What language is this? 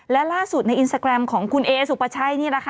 Thai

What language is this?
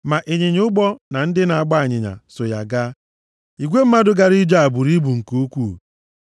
Igbo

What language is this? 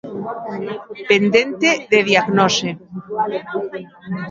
Galician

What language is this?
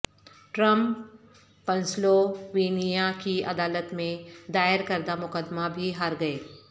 Urdu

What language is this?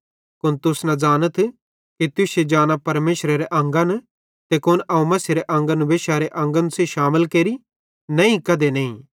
Bhadrawahi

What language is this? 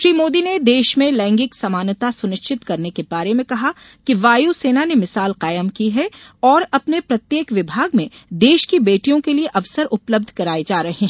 Hindi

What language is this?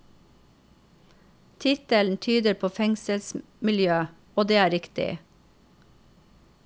Norwegian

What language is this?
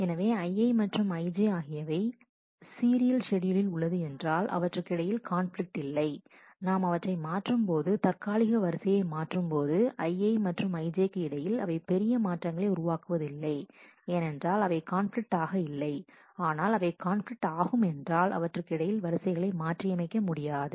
Tamil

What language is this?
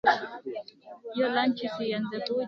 Swahili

